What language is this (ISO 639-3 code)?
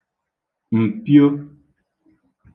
ibo